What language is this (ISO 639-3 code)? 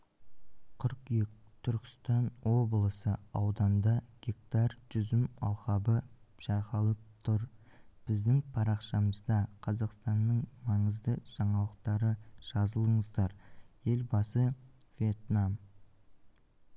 kaz